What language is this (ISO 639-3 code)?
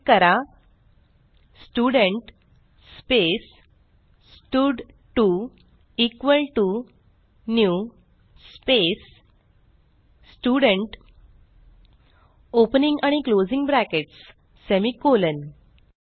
mar